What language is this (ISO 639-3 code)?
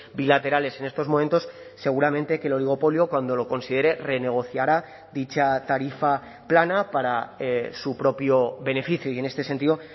spa